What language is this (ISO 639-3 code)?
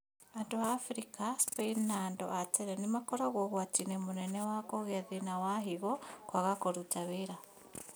kik